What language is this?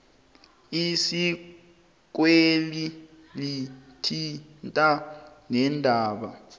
South Ndebele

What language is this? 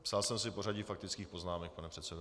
Czech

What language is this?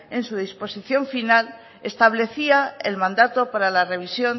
Spanish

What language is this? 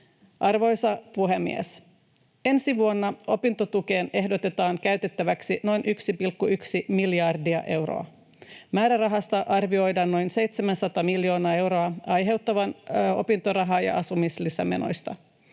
Finnish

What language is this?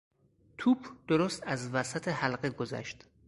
Persian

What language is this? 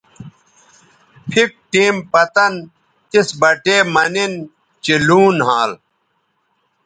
Bateri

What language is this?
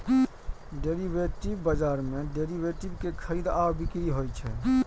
Maithili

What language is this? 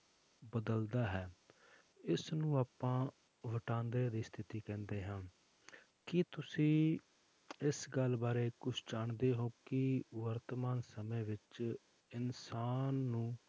Punjabi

